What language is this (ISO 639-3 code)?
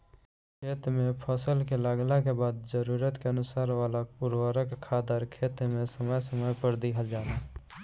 bho